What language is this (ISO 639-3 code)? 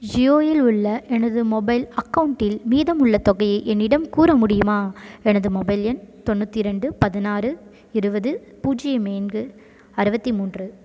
tam